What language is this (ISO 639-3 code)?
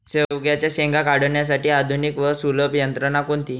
mar